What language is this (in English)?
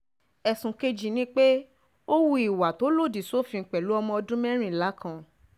Yoruba